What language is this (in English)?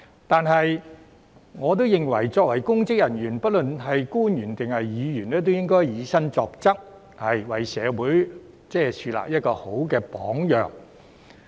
Cantonese